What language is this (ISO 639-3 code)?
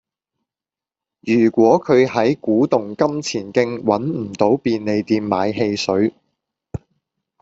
yue